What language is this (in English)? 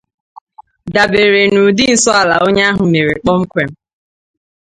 Igbo